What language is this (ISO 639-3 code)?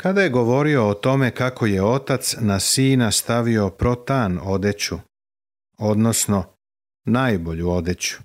hrv